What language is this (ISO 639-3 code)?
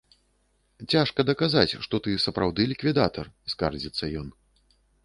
bel